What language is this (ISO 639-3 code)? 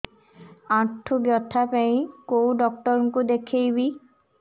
ori